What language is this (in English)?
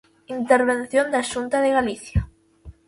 Galician